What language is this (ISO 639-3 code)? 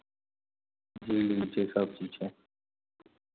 mai